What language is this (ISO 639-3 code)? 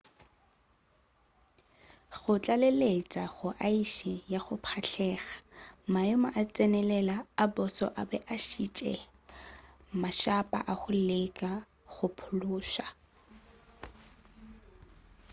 nso